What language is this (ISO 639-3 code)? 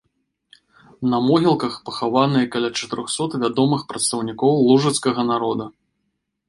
bel